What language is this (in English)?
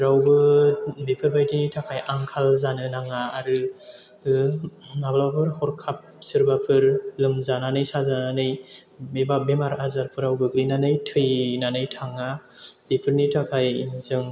Bodo